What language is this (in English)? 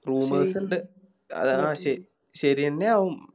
Malayalam